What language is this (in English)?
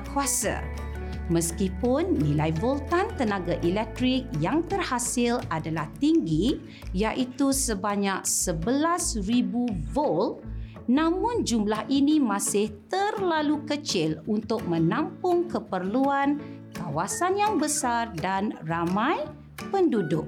Malay